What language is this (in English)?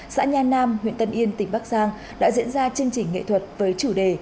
Vietnamese